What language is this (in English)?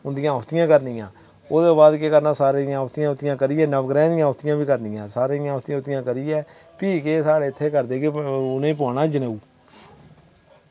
Dogri